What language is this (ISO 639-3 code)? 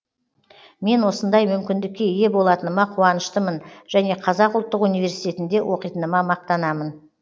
kaz